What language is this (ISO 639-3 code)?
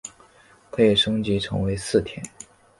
zho